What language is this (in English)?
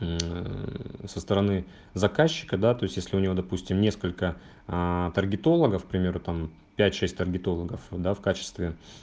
Russian